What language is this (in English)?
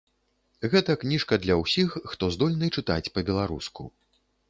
Belarusian